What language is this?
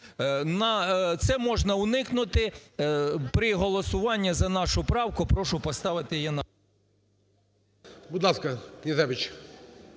Ukrainian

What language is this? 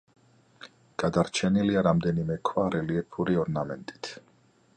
Georgian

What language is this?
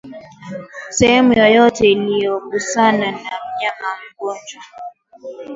Swahili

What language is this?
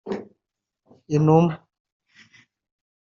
Kinyarwanda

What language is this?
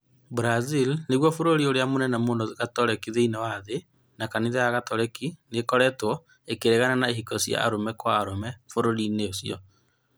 Kikuyu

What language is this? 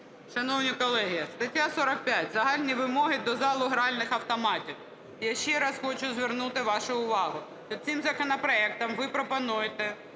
Ukrainian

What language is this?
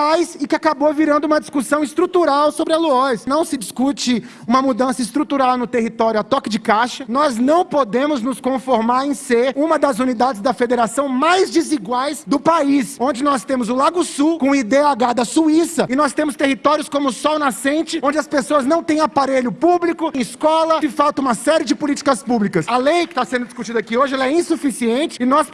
Portuguese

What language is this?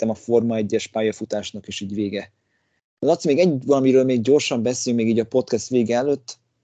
Hungarian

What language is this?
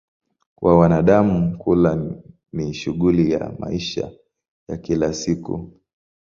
Swahili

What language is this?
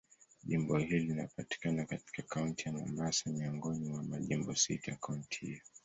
Swahili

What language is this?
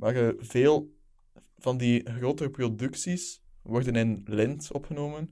Dutch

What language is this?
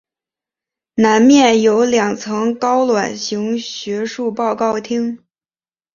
Chinese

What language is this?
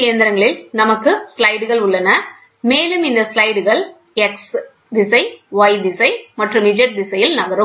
Tamil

